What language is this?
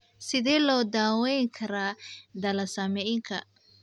Somali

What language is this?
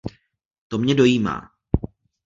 Czech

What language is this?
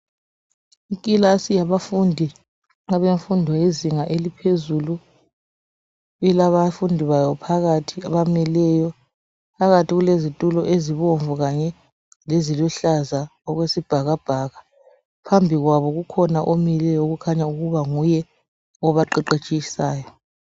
North Ndebele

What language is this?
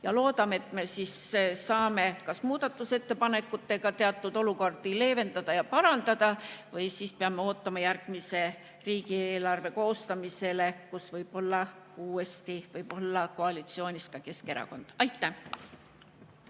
Estonian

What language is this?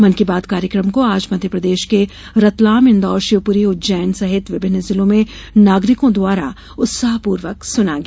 Hindi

